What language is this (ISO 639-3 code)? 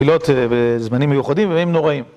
heb